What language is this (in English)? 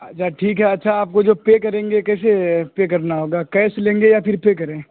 Urdu